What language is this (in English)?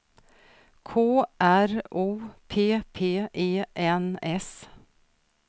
Swedish